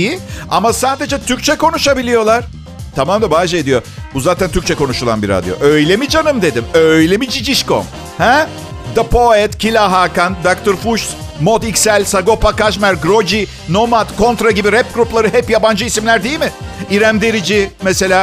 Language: Turkish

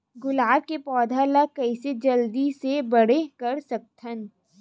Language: Chhattisgarhi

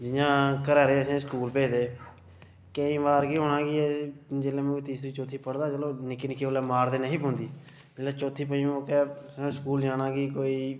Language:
Dogri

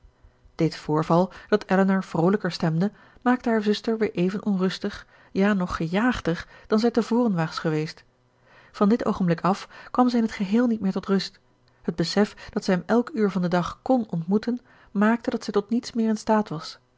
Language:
Dutch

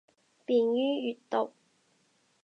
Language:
Cantonese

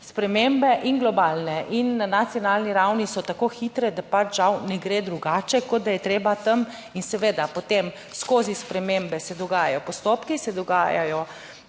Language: Slovenian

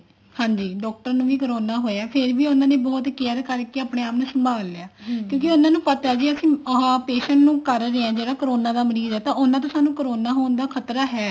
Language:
Punjabi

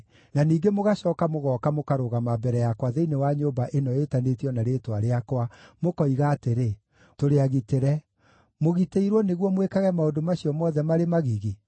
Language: Kikuyu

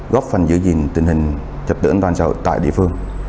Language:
Vietnamese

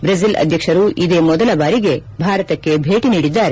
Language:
Kannada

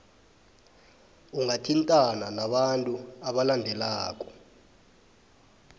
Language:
South Ndebele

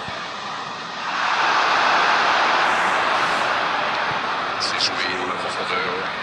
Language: French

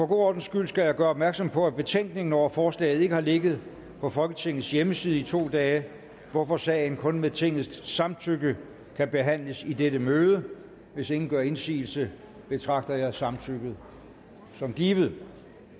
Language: Danish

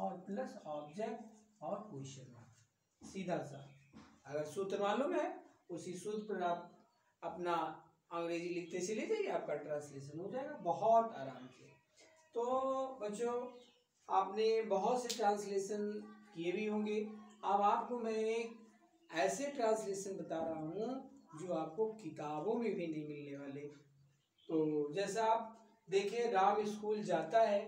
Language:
Hindi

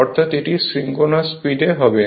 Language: Bangla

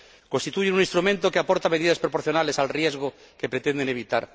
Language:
Spanish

